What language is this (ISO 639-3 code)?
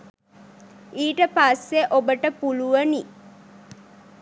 sin